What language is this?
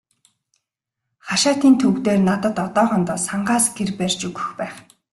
Mongolian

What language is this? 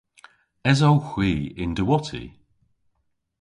Cornish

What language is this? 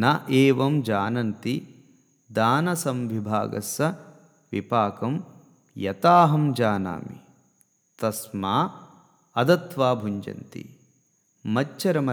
Telugu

